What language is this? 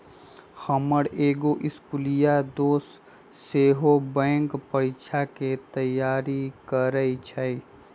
Magahi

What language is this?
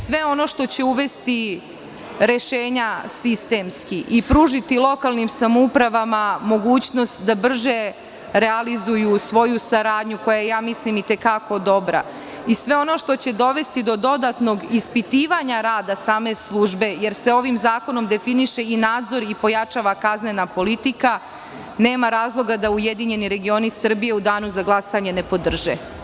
Serbian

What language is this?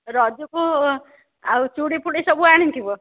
Odia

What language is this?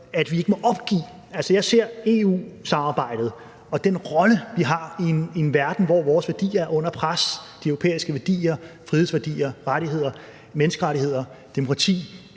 Danish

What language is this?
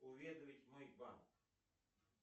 Russian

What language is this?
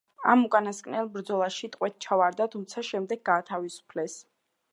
Georgian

